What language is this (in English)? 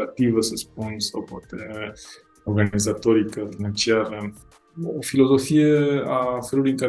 Romanian